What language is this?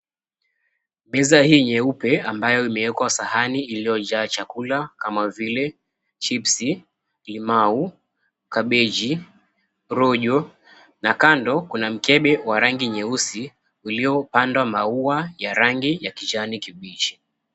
Swahili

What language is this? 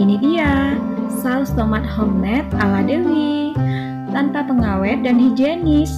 Indonesian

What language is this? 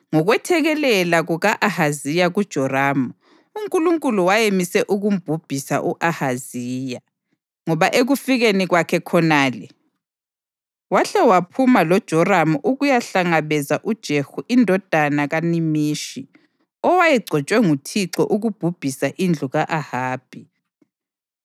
North Ndebele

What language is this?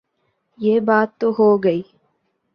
Urdu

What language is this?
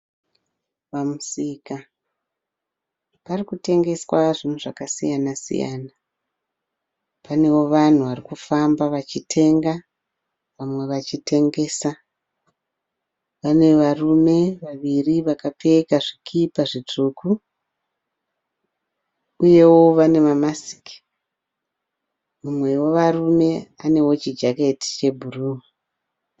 Shona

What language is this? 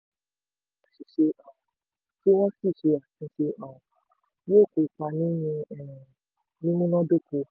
Yoruba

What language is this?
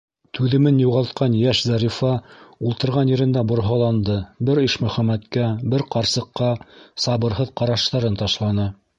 Bashkir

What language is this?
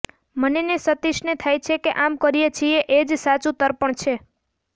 Gujarati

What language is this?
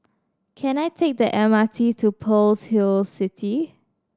English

